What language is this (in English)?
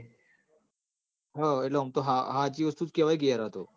Gujarati